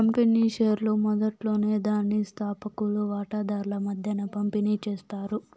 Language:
Telugu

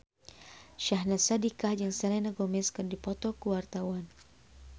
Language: Sundanese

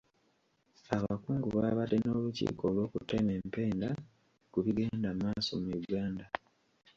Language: Ganda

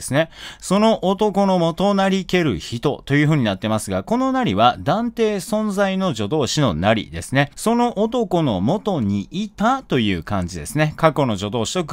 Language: Japanese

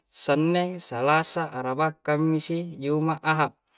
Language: Coastal Konjo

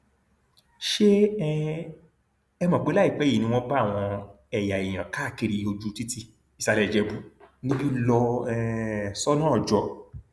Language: Yoruba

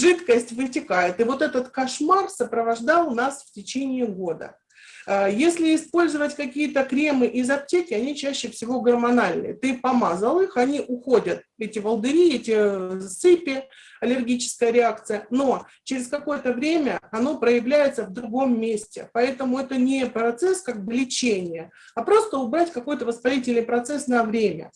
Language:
Russian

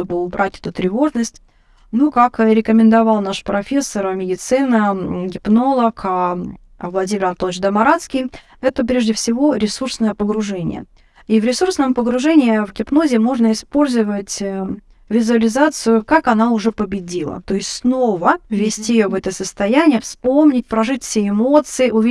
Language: Russian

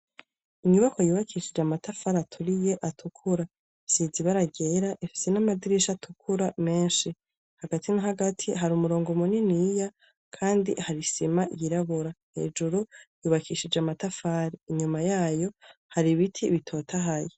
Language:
Rundi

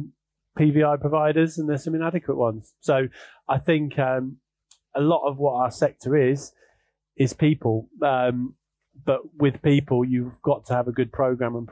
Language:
English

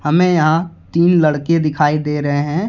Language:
Hindi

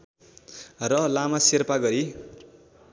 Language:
Nepali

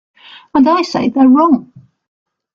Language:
English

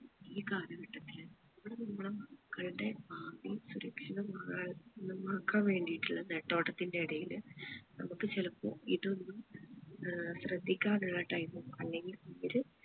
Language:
Malayalam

